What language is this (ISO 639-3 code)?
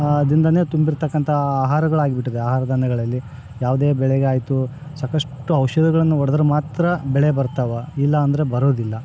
kan